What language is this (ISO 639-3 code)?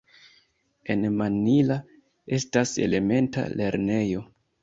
epo